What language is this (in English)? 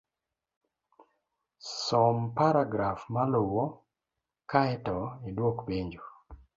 Luo (Kenya and Tanzania)